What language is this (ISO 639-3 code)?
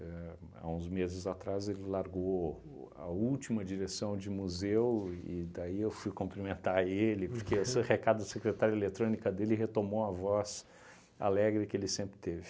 por